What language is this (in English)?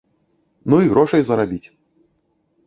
Belarusian